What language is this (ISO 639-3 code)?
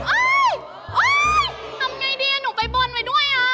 tha